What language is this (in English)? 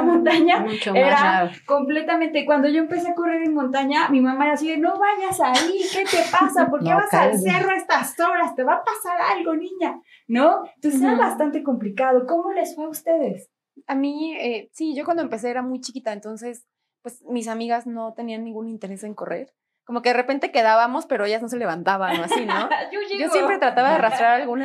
Spanish